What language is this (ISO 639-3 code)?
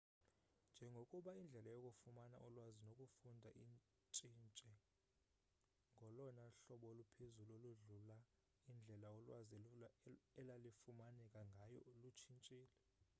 xho